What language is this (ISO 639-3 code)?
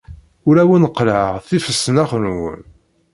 kab